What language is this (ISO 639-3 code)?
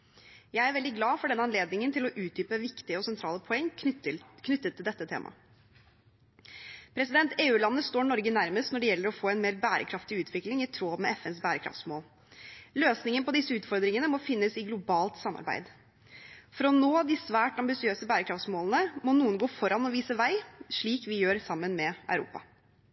nob